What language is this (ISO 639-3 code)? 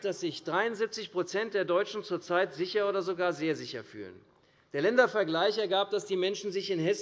deu